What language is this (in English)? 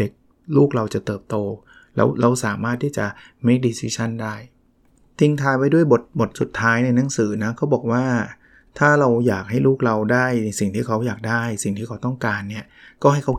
Thai